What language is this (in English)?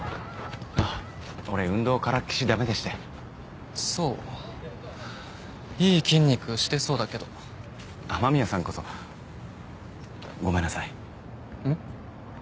Japanese